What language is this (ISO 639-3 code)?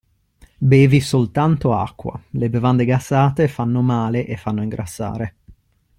ita